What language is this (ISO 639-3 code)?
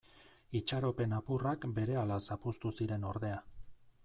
eus